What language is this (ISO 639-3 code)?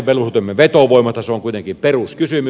fin